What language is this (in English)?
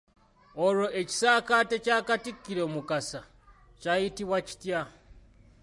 Ganda